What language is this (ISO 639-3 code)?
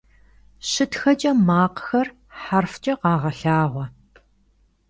kbd